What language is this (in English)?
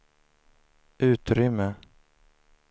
Swedish